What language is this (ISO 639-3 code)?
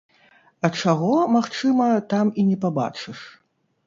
bel